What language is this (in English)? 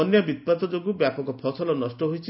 Odia